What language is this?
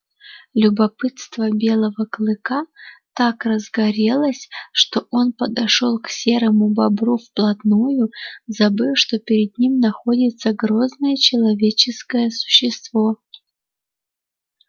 Russian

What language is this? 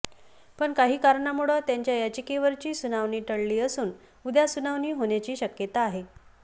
Marathi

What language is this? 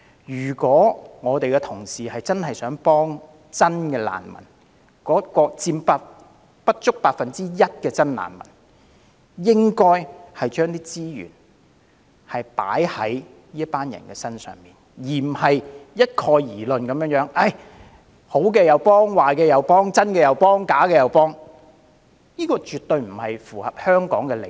Cantonese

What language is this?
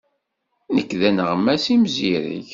Kabyle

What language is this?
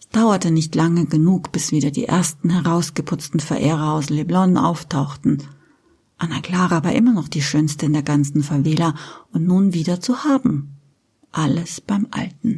German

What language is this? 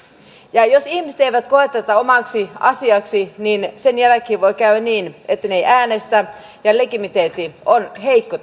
Finnish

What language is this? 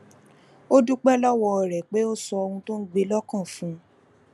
Yoruba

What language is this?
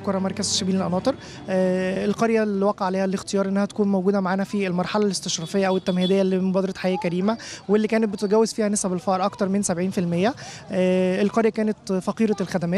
Arabic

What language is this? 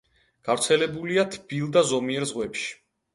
Georgian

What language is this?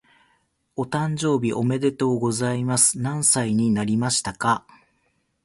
Japanese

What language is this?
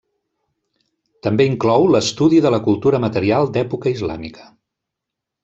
Catalan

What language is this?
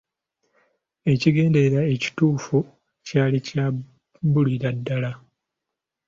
Ganda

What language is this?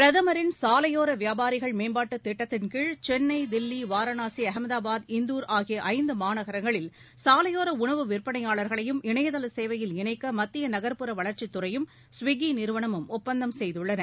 Tamil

